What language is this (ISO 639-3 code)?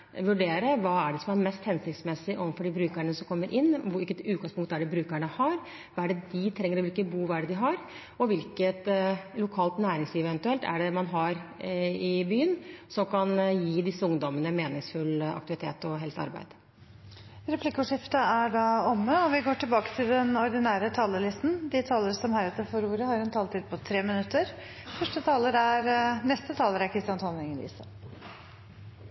nob